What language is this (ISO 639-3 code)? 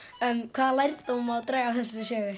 isl